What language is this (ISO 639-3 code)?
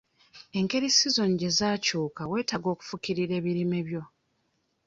lug